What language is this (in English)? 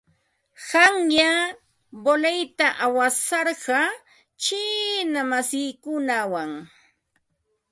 Ambo-Pasco Quechua